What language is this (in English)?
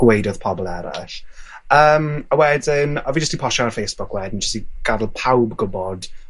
Welsh